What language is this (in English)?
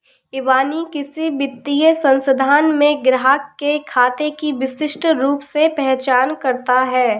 Hindi